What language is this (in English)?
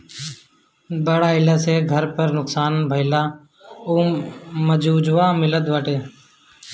Bhojpuri